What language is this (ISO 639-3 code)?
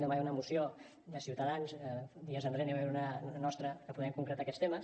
cat